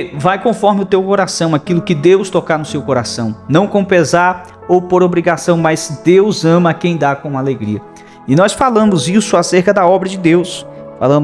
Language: Portuguese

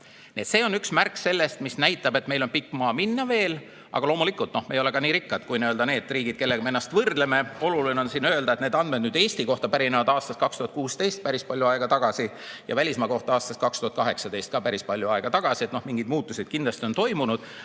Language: Estonian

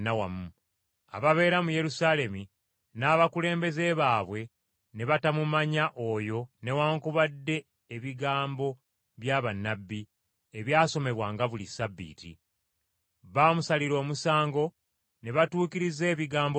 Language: Ganda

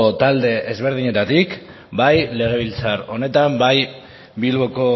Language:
Basque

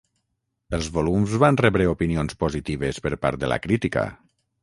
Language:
Catalan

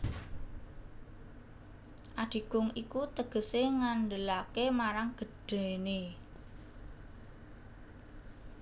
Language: Javanese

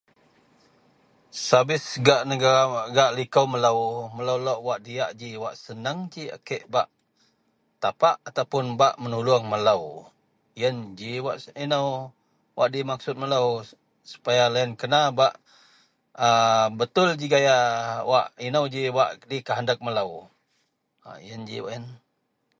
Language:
Central Melanau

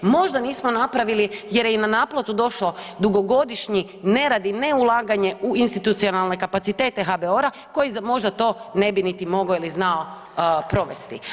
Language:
Croatian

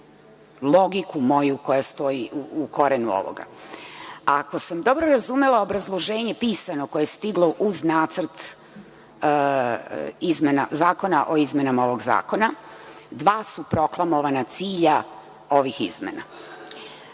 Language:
Serbian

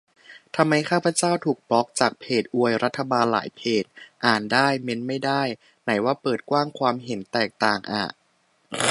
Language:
Thai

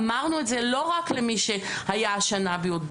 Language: Hebrew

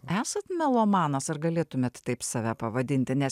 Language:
Lithuanian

